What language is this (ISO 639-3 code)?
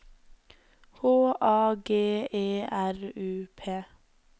nor